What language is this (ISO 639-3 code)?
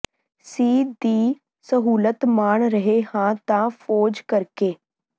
pan